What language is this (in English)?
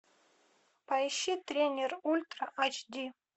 Russian